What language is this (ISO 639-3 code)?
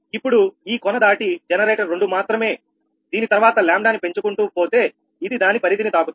tel